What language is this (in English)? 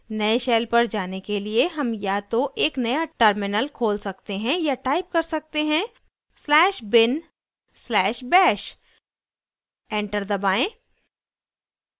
Hindi